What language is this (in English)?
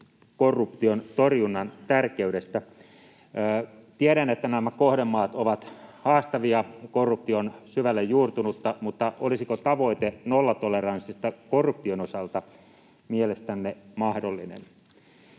Finnish